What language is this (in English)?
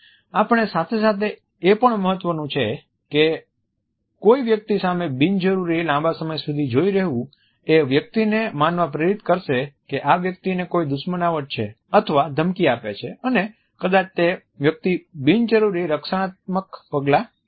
Gujarati